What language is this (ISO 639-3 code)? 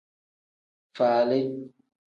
kdh